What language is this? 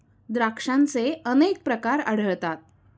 Marathi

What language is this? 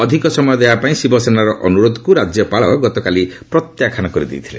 Odia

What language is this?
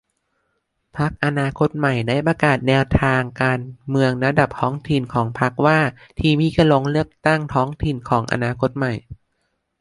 Thai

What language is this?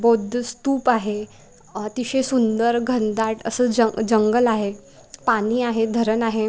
Marathi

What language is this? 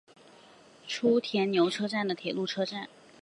Chinese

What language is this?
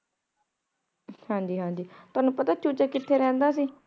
Punjabi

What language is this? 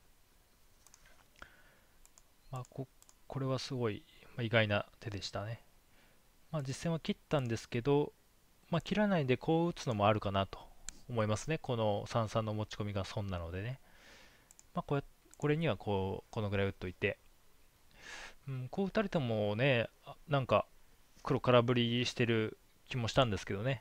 Japanese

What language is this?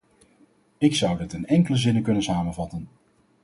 Dutch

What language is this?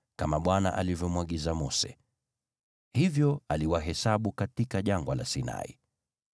Swahili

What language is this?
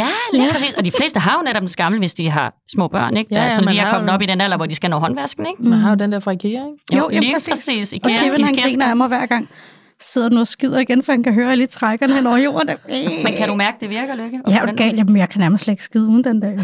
Danish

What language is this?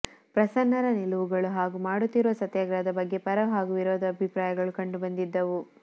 Kannada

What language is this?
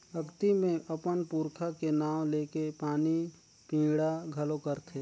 Chhattisgarhi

